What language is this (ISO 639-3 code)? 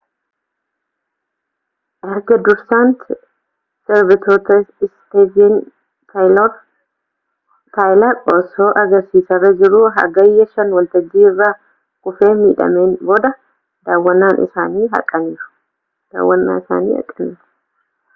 orm